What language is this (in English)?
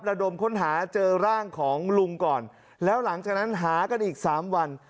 Thai